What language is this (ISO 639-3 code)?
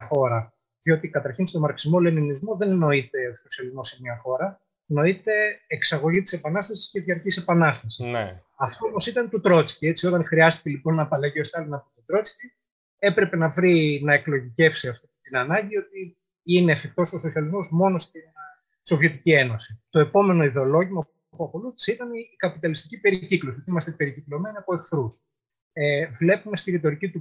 ell